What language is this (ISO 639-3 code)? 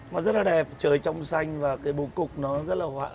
vie